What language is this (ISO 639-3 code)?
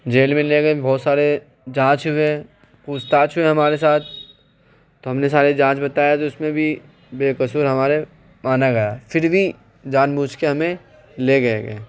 urd